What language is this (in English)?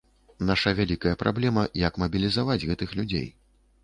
Belarusian